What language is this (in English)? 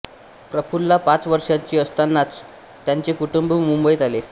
Marathi